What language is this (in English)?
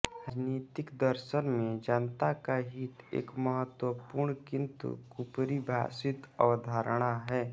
Hindi